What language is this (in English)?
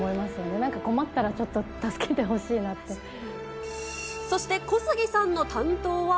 Japanese